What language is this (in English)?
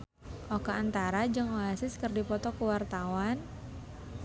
Sundanese